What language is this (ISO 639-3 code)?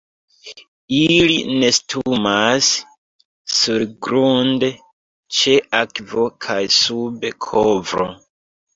epo